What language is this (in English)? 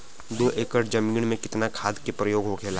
Bhojpuri